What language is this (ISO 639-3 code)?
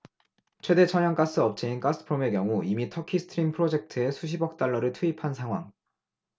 kor